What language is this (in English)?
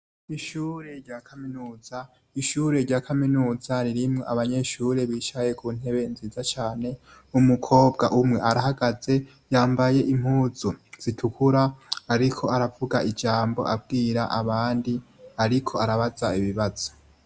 Rundi